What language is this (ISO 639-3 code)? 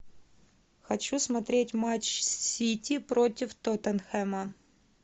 rus